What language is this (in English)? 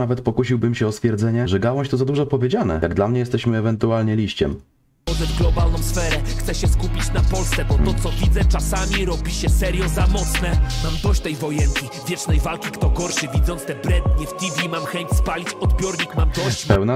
Polish